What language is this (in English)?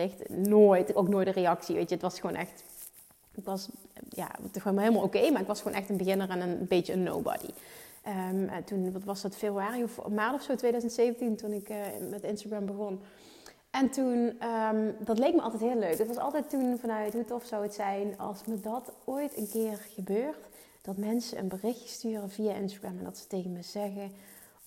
Dutch